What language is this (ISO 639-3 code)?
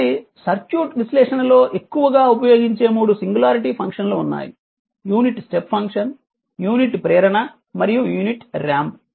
tel